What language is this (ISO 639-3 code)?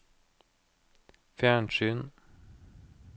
nor